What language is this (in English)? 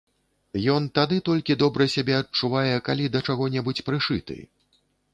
Belarusian